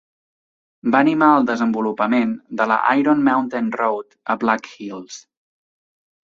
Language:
Catalan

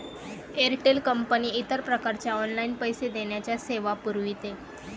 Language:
Marathi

